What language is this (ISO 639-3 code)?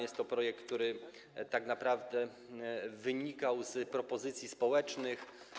pol